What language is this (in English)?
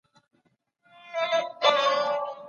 Pashto